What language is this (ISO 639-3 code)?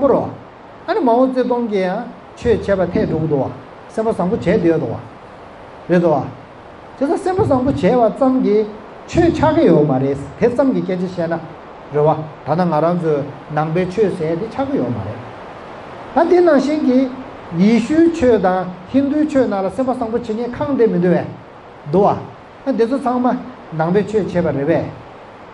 kor